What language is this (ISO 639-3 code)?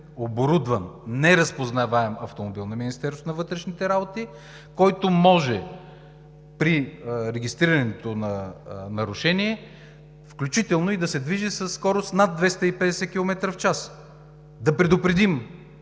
bul